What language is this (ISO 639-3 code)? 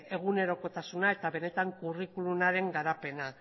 eus